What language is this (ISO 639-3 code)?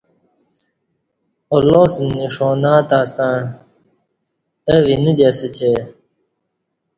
bsh